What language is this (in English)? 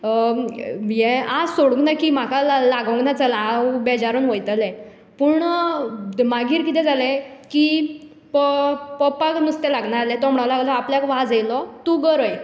Konkani